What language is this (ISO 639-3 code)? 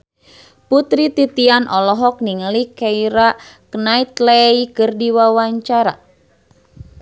sun